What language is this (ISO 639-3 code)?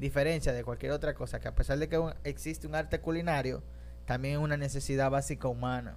spa